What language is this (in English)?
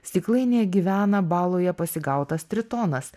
Lithuanian